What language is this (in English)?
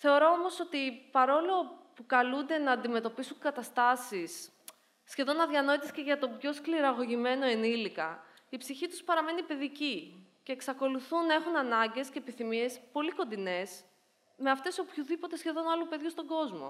Greek